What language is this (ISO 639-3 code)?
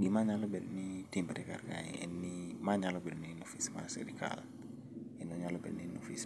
luo